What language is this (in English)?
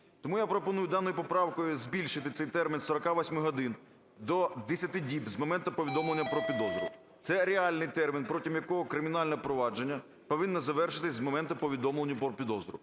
Ukrainian